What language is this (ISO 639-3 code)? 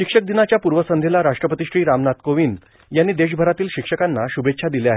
mar